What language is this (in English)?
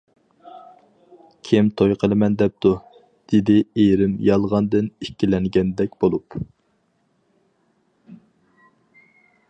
Uyghur